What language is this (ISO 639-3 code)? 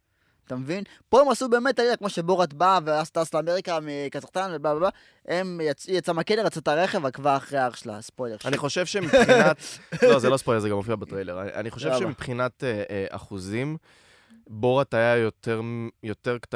heb